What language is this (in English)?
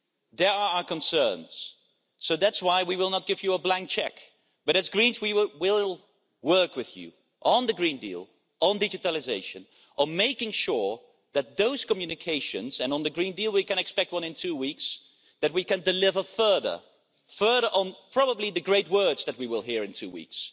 English